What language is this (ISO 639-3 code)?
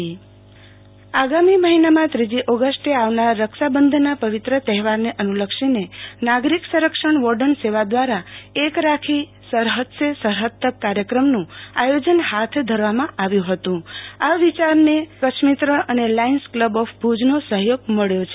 guj